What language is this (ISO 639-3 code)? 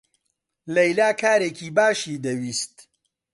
ckb